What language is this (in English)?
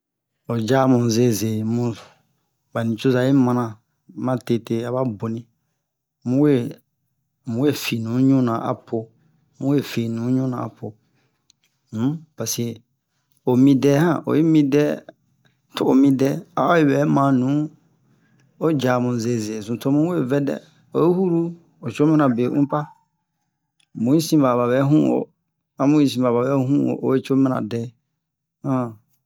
Bomu